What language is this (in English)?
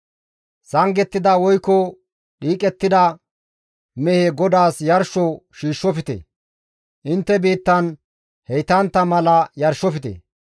Gamo